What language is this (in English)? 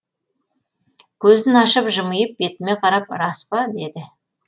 Kazakh